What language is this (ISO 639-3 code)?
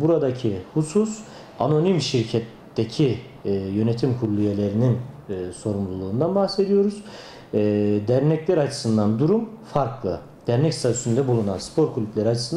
tur